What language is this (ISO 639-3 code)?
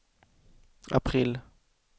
swe